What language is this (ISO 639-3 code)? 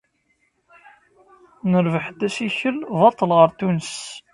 kab